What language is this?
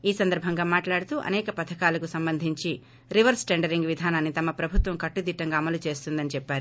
Telugu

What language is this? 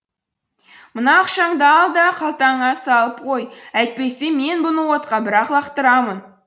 Kazakh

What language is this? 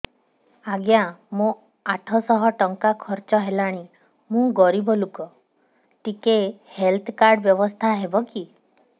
Odia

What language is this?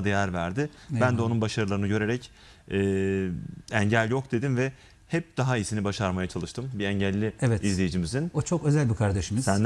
Turkish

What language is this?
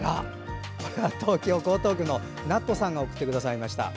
Japanese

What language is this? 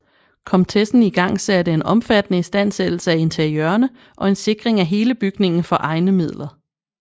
Danish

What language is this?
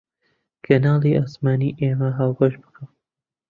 Central Kurdish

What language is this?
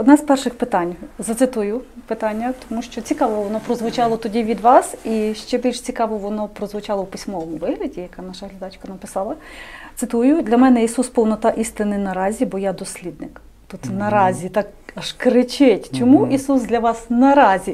Ukrainian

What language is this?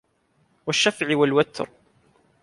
Arabic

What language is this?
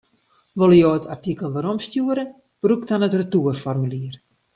Western Frisian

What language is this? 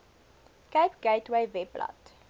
Afrikaans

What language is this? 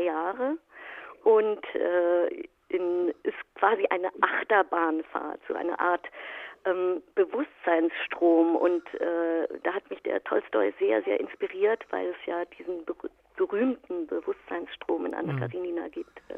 German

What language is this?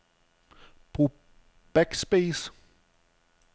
Danish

